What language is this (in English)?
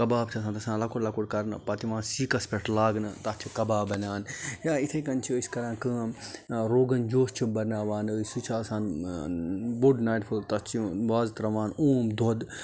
Kashmiri